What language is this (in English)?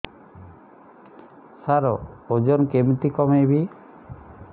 Odia